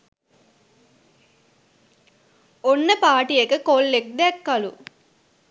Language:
Sinhala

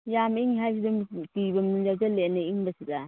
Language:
Manipuri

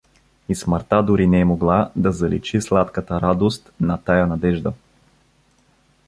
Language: Bulgarian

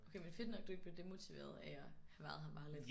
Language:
Danish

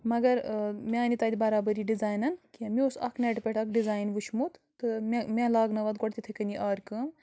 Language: Kashmiri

